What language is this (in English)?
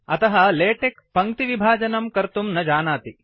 Sanskrit